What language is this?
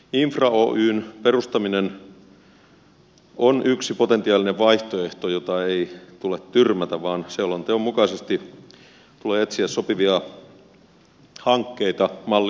Finnish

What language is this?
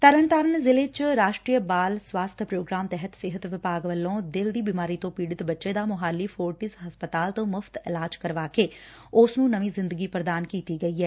Punjabi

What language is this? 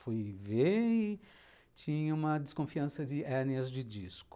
Portuguese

